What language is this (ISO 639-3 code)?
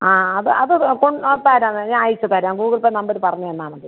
mal